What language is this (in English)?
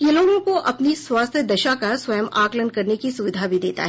Hindi